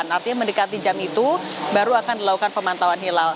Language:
Indonesian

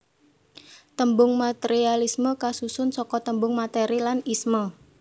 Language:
Javanese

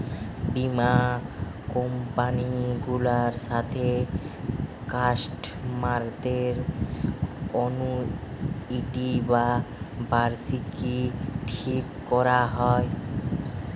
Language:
Bangla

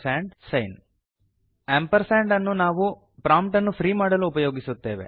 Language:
Kannada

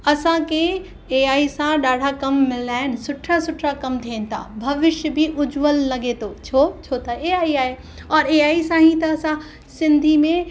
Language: Sindhi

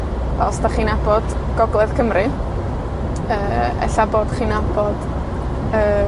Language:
Welsh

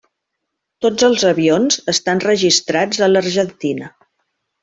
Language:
Catalan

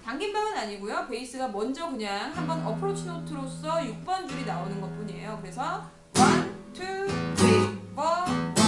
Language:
Korean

